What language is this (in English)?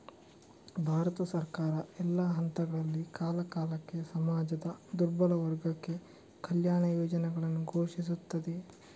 Kannada